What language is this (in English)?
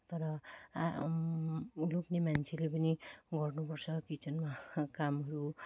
Nepali